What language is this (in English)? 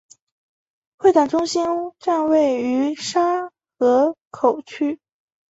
Chinese